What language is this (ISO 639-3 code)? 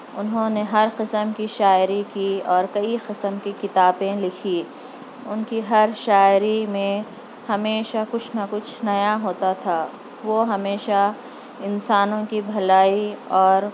urd